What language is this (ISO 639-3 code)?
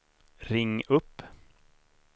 swe